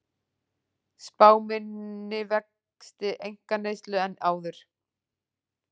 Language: Icelandic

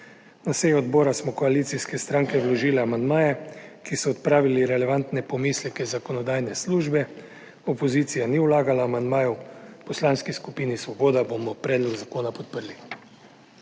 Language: Slovenian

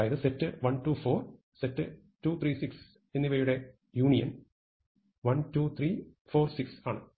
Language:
Malayalam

